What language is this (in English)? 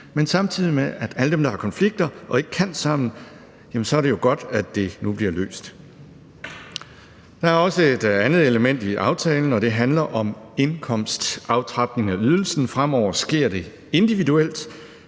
Danish